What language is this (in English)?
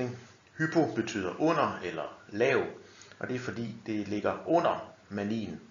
Danish